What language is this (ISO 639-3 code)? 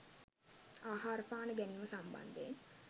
sin